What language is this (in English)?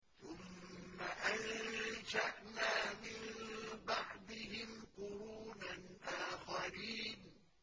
Arabic